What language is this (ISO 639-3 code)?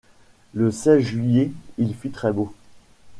fra